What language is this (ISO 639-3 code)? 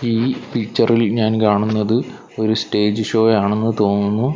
mal